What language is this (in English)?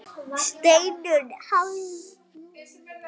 Icelandic